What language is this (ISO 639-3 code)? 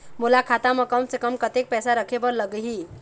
hne